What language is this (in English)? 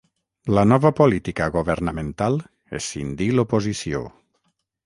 Catalan